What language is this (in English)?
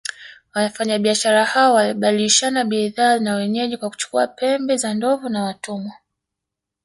Swahili